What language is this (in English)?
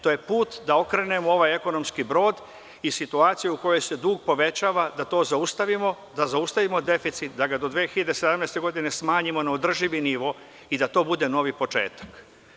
Serbian